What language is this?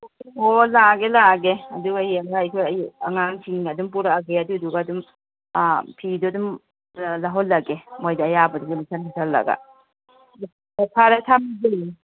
Manipuri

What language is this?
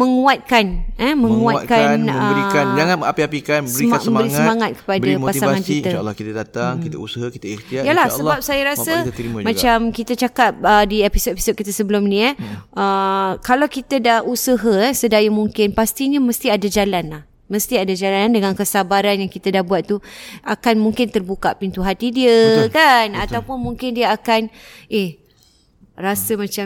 Malay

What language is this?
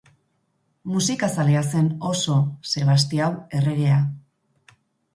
Basque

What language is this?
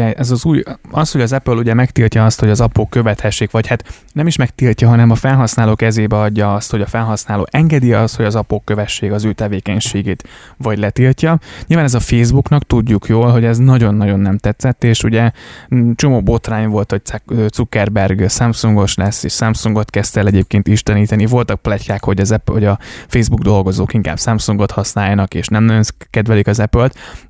Hungarian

